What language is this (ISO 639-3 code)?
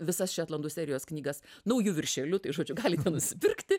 lit